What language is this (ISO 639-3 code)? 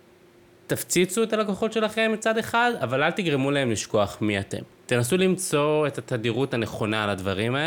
heb